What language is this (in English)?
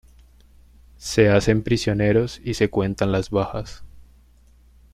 Spanish